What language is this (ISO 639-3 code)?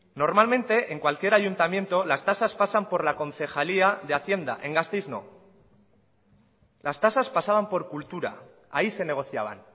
spa